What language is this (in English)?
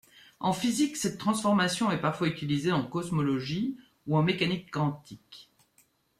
French